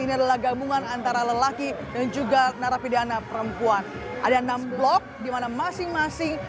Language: Indonesian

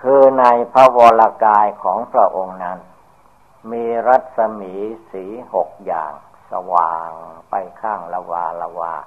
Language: Thai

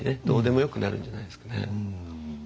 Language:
Japanese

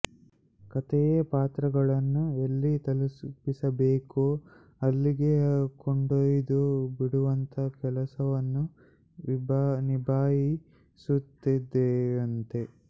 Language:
Kannada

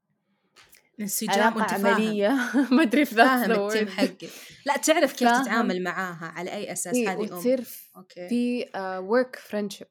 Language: Arabic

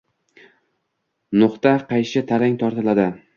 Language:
Uzbek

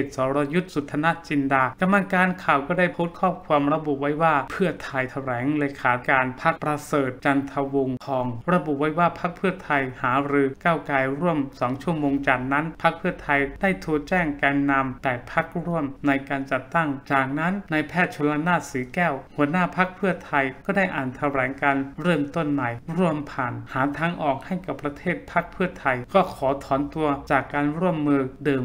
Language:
Thai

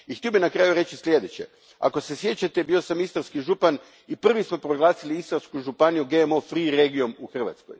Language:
Croatian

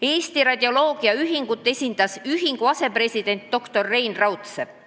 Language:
Estonian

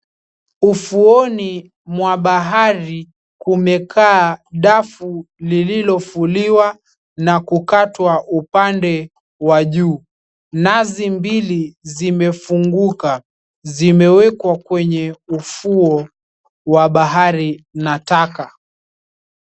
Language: Swahili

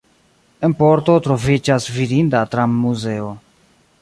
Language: Esperanto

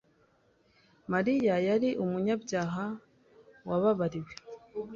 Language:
Kinyarwanda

